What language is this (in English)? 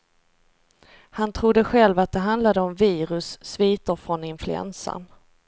Swedish